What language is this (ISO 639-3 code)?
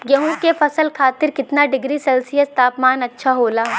bho